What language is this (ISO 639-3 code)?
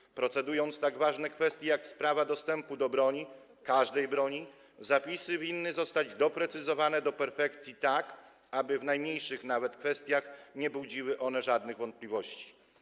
pol